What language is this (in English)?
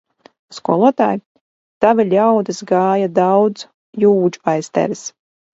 Latvian